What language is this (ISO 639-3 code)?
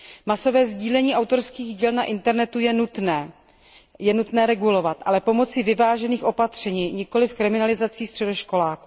ces